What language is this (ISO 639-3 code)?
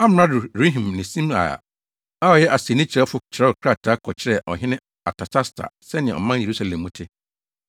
aka